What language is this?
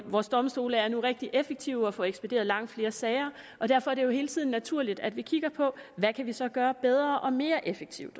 Danish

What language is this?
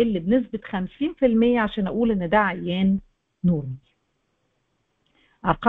Arabic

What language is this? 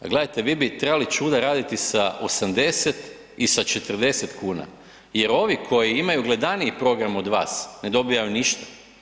Croatian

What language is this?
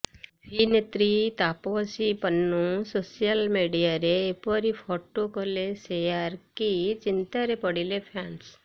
Odia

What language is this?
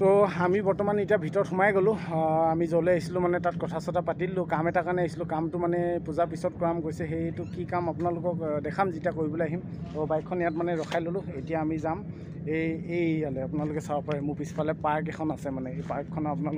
Indonesian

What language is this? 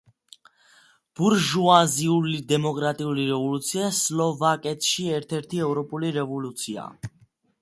Georgian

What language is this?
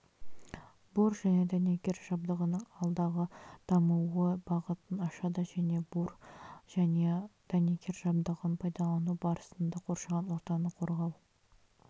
Kazakh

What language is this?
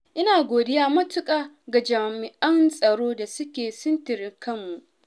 Hausa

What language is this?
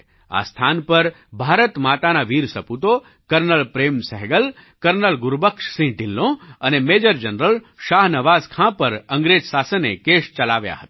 Gujarati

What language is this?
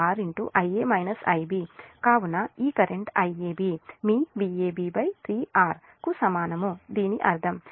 Telugu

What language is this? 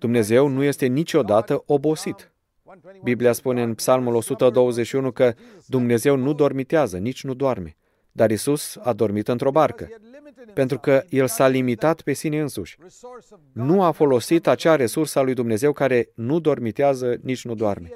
Romanian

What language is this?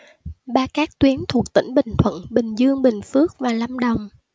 Vietnamese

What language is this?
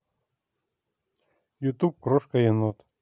Russian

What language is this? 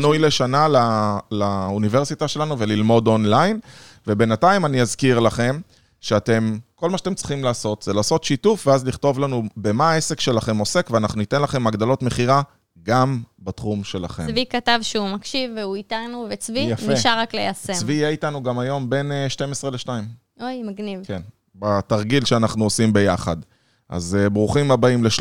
Hebrew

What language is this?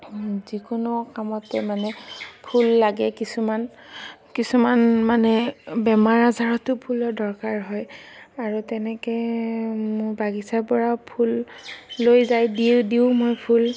Assamese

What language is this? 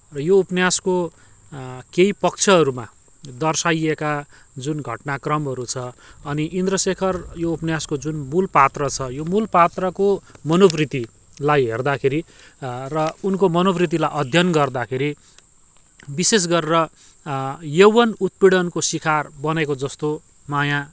Nepali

